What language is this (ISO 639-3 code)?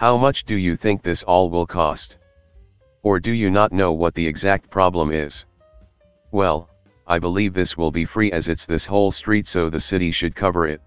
eng